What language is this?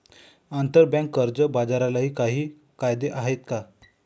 Marathi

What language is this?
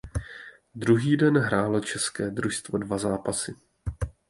Czech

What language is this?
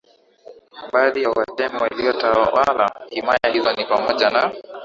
Swahili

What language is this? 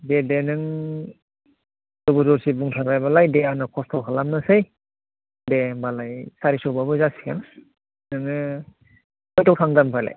Bodo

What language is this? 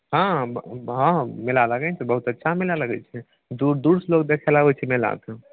Maithili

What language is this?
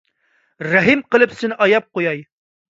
Uyghur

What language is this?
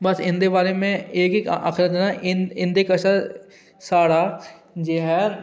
Dogri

